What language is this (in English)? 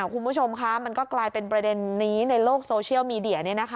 Thai